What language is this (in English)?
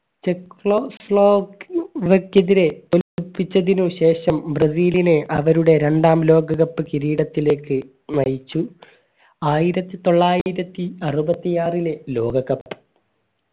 Malayalam